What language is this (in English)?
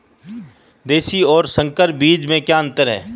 Hindi